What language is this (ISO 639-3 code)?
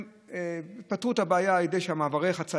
heb